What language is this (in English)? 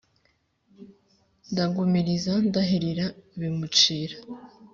Kinyarwanda